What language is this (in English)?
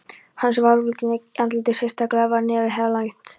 Icelandic